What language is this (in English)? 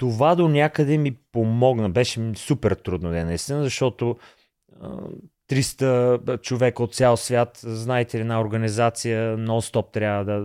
Bulgarian